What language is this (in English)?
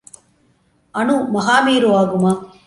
Tamil